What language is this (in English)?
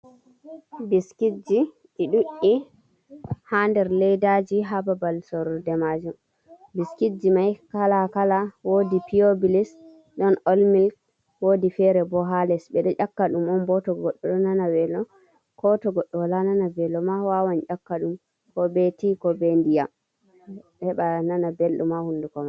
Fula